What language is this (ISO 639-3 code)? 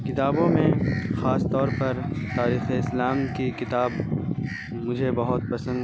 urd